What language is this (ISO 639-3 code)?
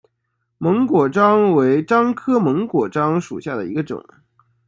zho